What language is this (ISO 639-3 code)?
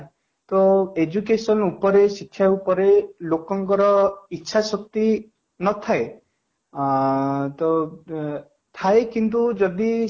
ori